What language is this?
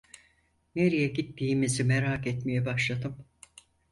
Turkish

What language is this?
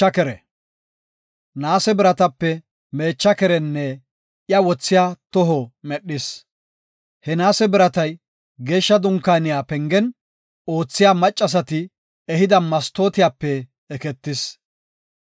Gofa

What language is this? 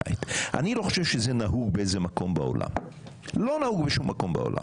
Hebrew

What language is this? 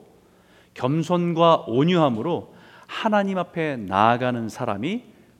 Korean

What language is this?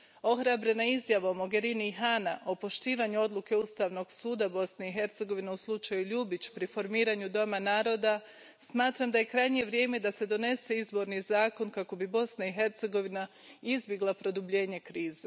Croatian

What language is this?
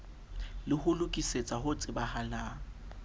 Southern Sotho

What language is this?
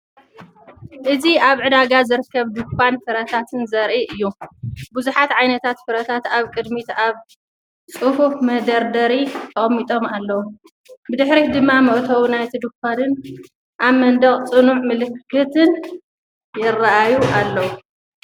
Tigrinya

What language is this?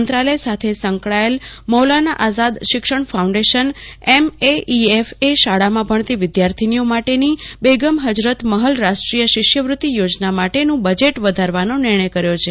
Gujarati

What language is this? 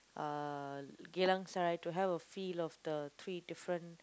English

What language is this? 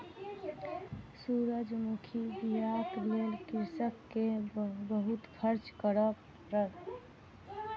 Maithili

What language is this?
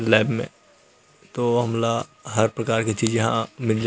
Chhattisgarhi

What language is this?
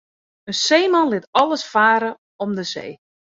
Western Frisian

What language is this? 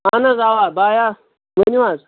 Kashmiri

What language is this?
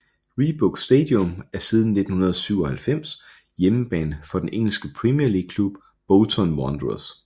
Danish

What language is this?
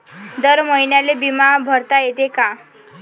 Marathi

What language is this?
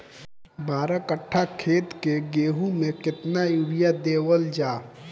Bhojpuri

